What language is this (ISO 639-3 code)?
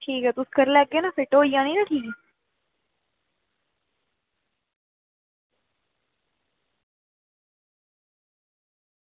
doi